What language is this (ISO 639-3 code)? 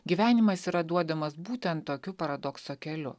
lit